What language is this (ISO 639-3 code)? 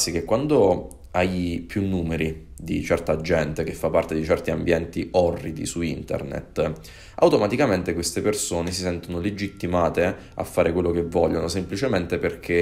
ita